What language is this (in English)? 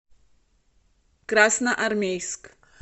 Russian